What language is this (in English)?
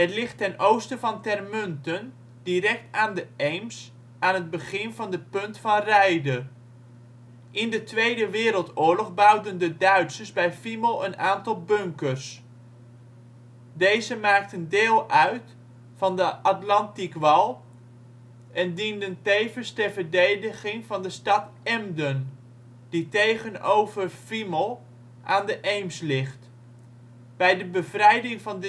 Dutch